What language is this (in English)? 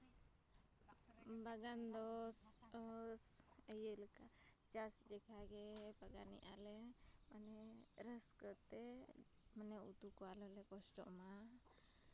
Santali